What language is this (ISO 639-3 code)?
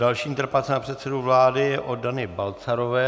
ces